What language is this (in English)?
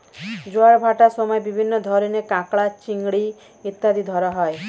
Bangla